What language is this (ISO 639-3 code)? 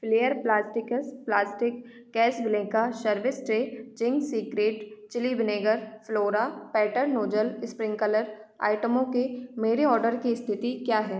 hin